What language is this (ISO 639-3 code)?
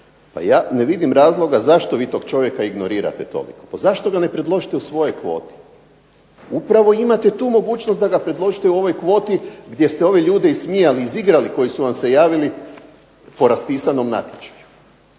hrv